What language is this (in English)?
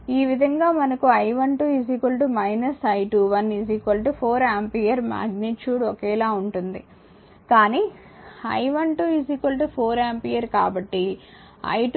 Telugu